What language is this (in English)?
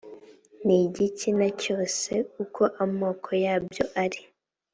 Kinyarwanda